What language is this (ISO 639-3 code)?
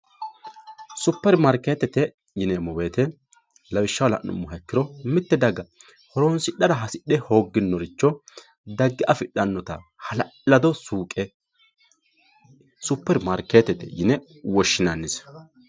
sid